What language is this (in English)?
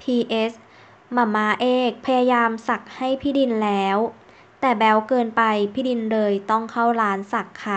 Thai